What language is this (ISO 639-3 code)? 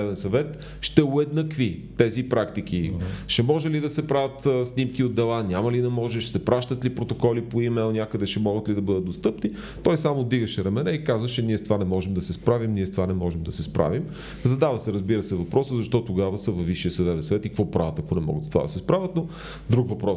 bul